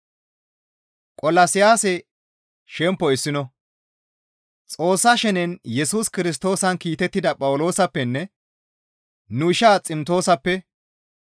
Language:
Gamo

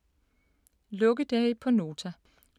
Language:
Danish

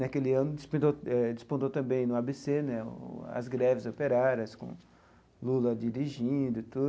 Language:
Portuguese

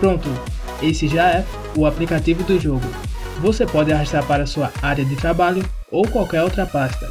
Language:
Portuguese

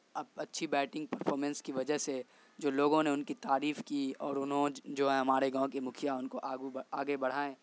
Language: Urdu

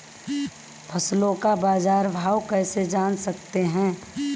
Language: Hindi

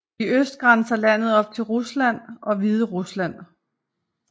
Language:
Danish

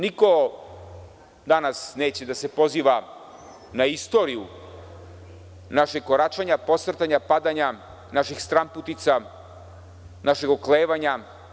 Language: Serbian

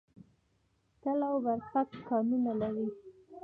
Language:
Pashto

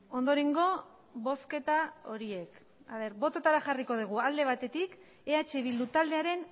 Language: Basque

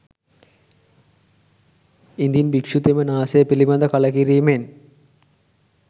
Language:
Sinhala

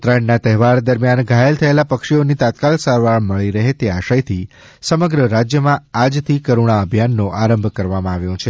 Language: Gujarati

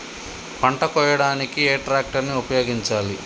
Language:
Telugu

